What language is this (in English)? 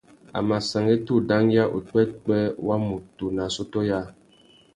Tuki